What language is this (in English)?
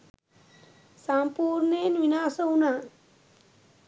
Sinhala